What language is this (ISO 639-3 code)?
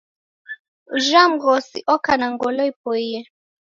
dav